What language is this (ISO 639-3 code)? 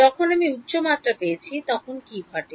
ben